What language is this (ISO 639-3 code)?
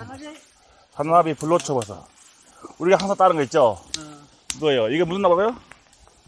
kor